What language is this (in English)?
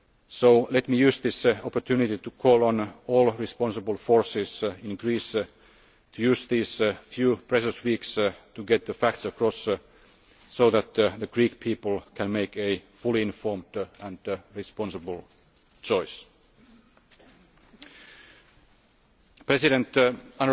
English